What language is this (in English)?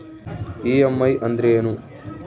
Kannada